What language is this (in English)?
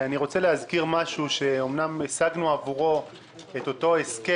Hebrew